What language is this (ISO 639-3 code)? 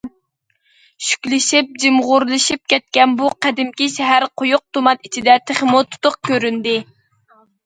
uig